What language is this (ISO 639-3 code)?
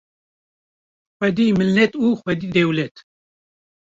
kur